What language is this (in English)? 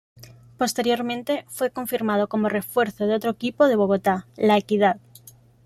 Spanish